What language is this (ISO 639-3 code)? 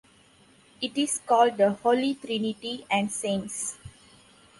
eng